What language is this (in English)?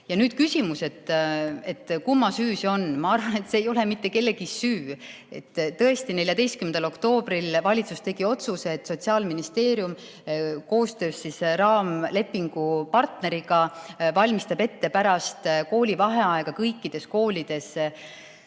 Estonian